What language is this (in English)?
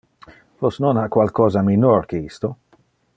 Interlingua